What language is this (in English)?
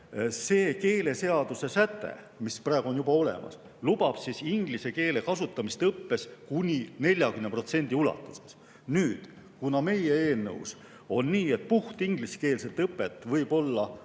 Estonian